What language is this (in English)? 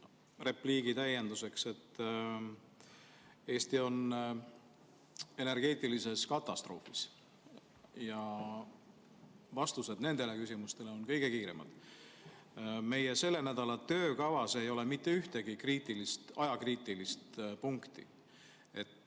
Estonian